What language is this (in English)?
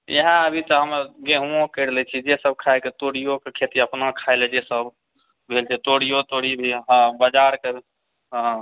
Maithili